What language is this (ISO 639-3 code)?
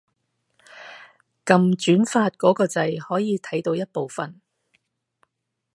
yue